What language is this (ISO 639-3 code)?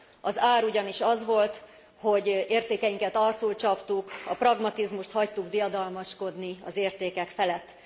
hun